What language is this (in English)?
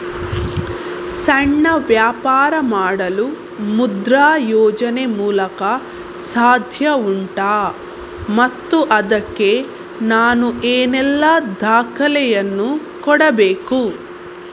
Kannada